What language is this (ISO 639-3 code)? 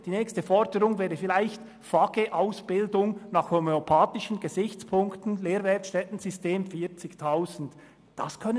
gsw